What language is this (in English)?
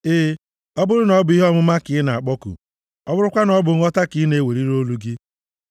Igbo